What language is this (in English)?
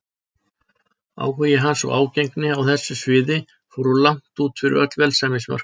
Icelandic